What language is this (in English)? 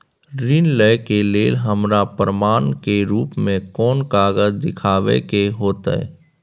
Maithili